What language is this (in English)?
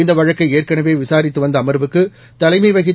Tamil